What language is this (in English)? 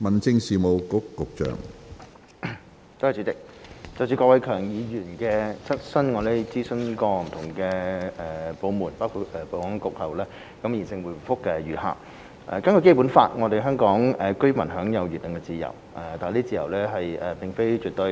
Cantonese